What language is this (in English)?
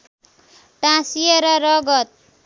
Nepali